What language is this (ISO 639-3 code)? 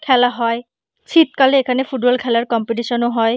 ben